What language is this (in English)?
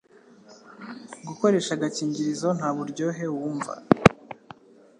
Kinyarwanda